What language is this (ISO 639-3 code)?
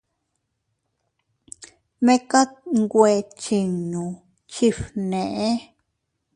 cut